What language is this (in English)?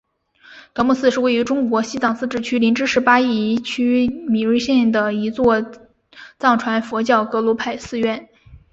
Chinese